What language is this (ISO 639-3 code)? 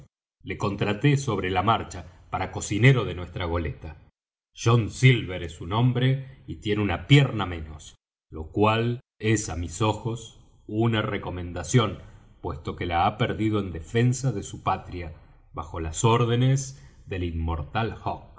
spa